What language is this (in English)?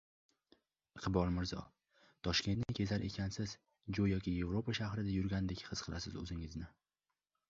Uzbek